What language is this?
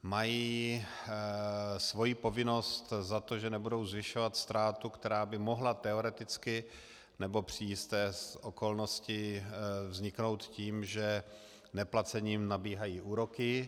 Czech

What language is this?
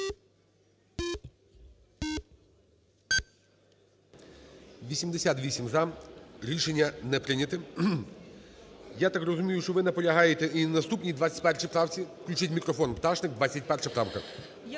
Ukrainian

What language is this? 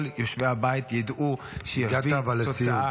Hebrew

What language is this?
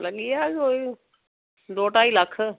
Dogri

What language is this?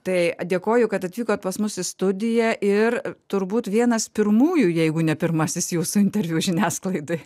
Lithuanian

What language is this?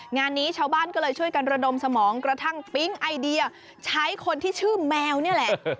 Thai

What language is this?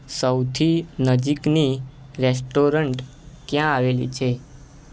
Gujarati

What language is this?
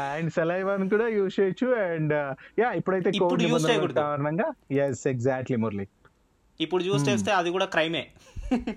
Telugu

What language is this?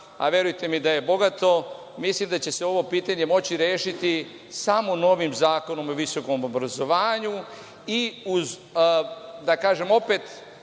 Serbian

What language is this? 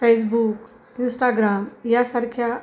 Marathi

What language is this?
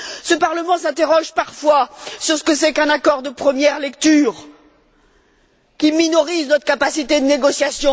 French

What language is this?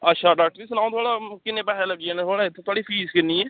Dogri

